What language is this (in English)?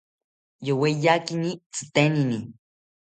South Ucayali Ashéninka